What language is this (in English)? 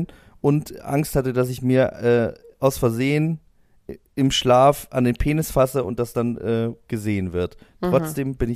German